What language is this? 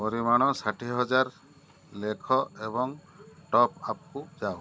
Odia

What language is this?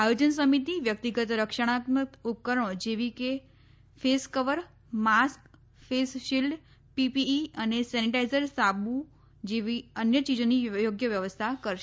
Gujarati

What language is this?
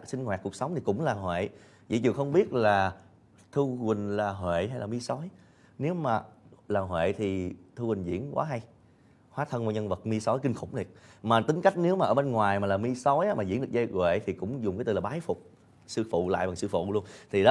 Vietnamese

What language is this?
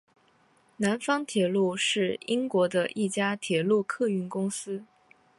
Chinese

